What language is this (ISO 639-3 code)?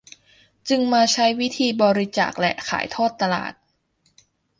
tha